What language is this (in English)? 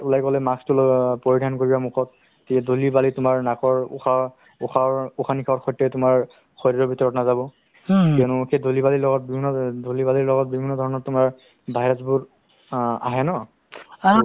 Assamese